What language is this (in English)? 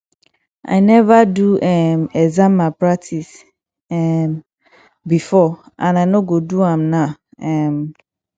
Nigerian Pidgin